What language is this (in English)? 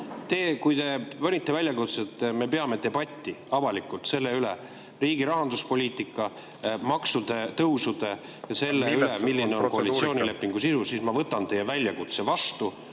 Estonian